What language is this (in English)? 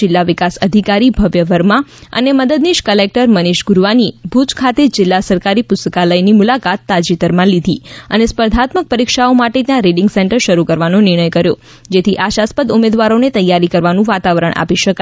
Gujarati